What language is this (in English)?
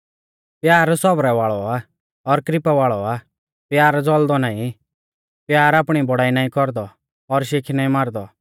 Mahasu Pahari